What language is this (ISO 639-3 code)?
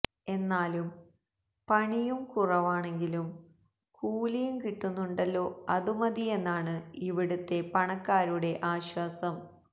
mal